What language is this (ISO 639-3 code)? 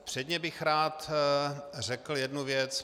ces